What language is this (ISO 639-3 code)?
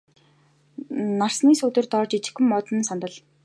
mon